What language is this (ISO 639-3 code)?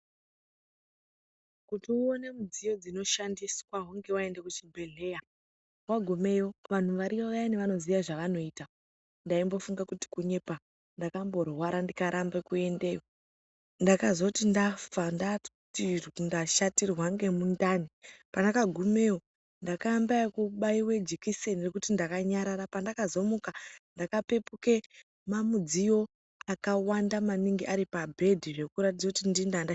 ndc